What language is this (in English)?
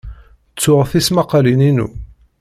Kabyle